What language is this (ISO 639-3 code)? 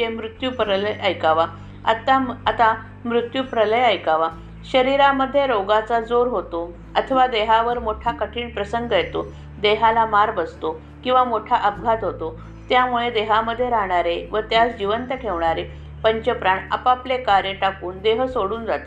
mar